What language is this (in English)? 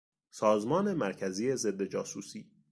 Persian